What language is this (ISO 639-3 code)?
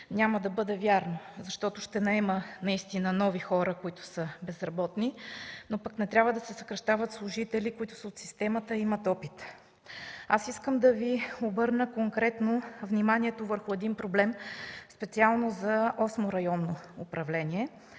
bul